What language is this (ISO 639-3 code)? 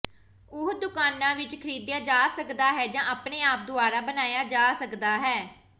pan